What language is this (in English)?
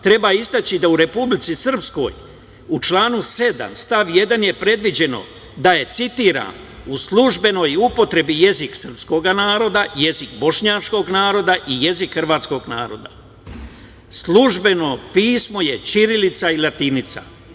Serbian